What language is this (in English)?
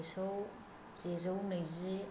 Bodo